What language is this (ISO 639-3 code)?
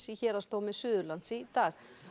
isl